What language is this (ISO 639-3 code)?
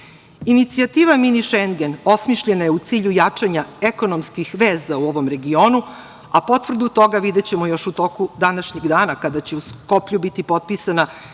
srp